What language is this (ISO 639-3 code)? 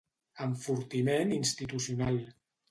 cat